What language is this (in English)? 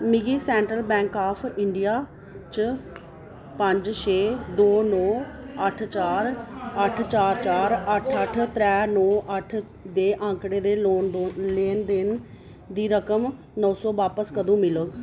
Dogri